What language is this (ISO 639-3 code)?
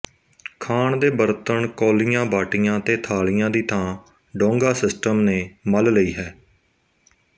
pan